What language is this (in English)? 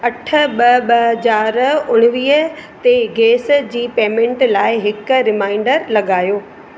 Sindhi